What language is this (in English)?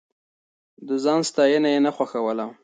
Pashto